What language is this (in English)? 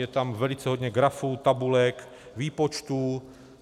Czech